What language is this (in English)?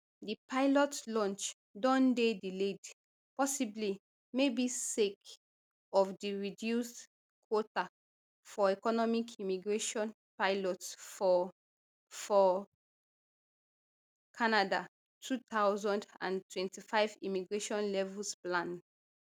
Nigerian Pidgin